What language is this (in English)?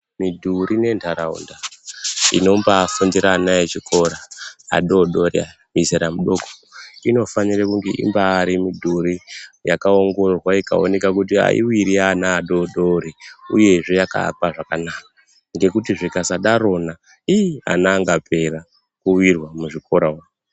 Ndau